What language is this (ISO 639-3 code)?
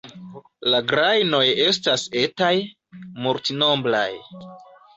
epo